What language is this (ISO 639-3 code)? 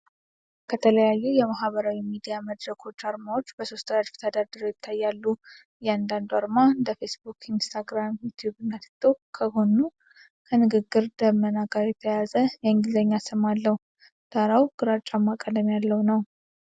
amh